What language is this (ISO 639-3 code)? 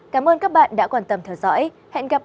vie